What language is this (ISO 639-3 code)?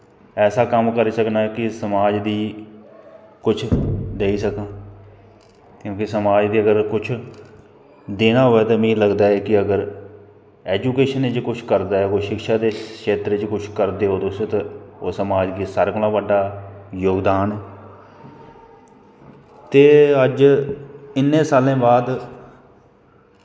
doi